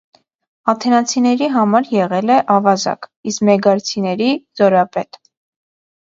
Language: Armenian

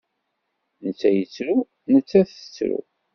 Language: Kabyle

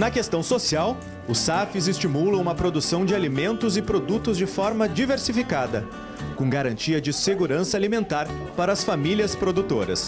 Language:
Portuguese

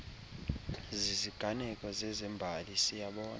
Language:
Xhosa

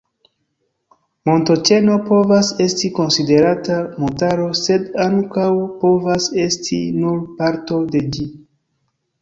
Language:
Esperanto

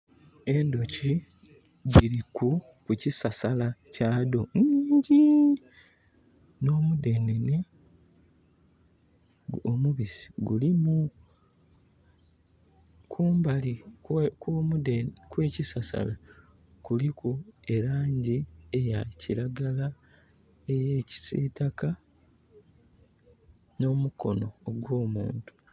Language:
Soga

